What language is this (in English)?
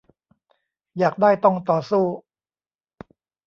Thai